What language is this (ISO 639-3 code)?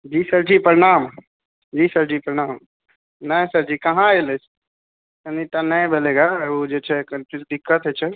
mai